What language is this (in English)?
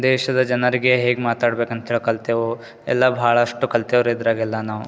Kannada